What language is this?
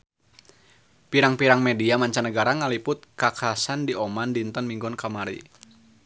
Sundanese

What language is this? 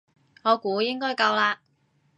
Cantonese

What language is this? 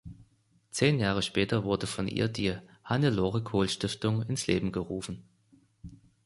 German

